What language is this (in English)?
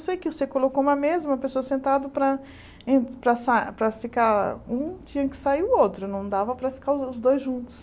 Portuguese